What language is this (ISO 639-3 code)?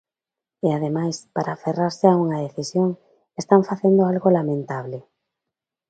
glg